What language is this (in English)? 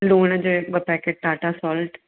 Sindhi